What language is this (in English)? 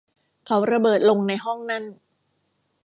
Thai